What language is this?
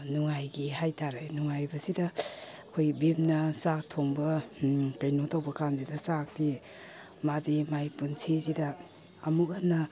Manipuri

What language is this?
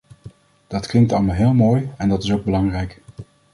Dutch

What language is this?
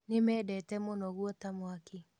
Kikuyu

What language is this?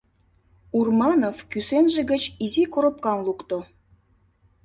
Mari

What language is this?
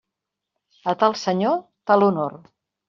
Catalan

